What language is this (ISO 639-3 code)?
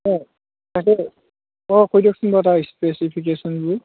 asm